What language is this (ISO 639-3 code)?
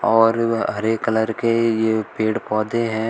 hin